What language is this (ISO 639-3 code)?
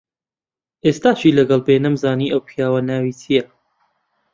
ckb